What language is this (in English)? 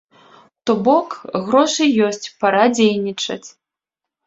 Belarusian